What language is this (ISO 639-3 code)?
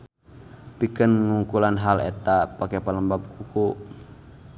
sun